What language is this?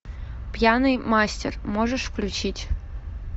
Russian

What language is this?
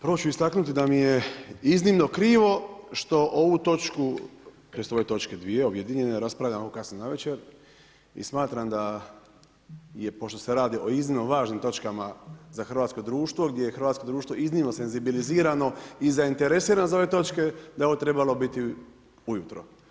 Croatian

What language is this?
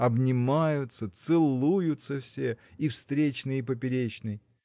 Russian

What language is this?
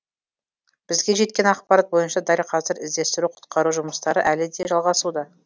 Kazakh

